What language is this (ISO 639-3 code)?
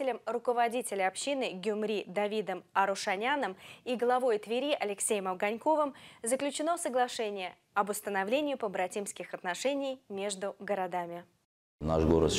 rus